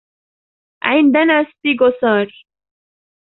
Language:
Arabic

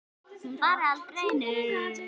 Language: Icelandic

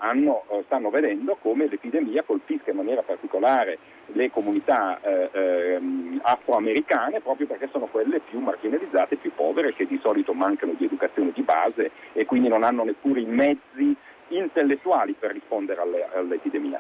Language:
Italian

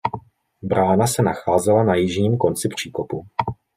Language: Czech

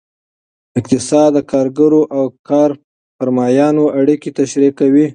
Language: Pashto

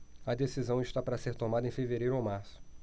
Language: Portuguese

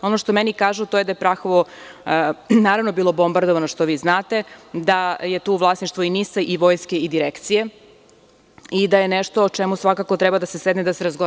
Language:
Serbian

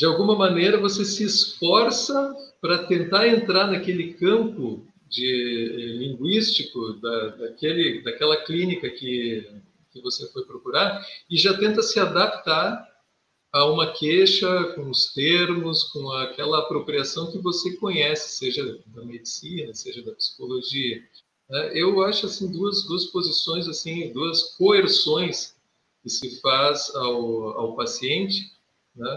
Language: Portuguese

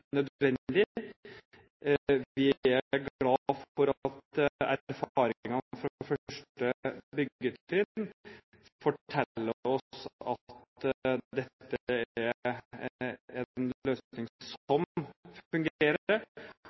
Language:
Norwegian Bokmål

